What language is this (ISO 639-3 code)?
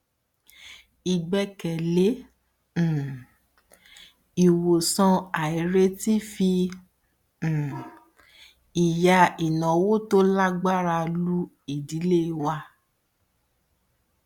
yor